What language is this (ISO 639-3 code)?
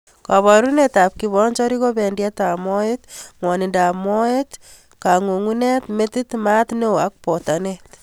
kln